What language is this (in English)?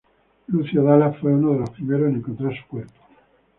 Spanish